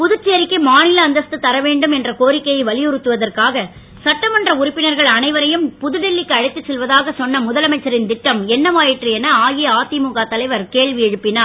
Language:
Tamil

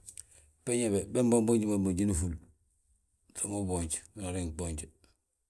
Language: Balanta-Ganja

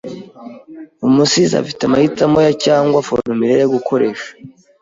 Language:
Kinyarwanda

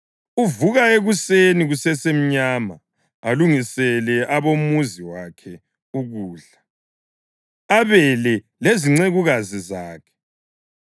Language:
North Ndebele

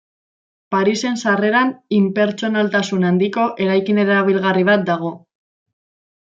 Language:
Basque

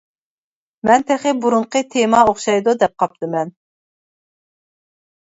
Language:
Uyghur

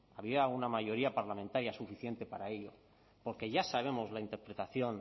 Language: Spanish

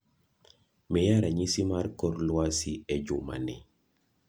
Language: Luo (Kenya and Tanzania)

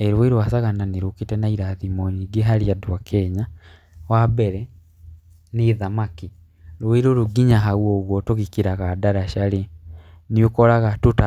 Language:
Kikuyu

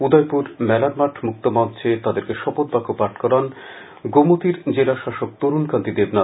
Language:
Bangla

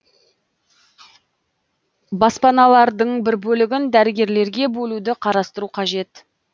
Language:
Kazakh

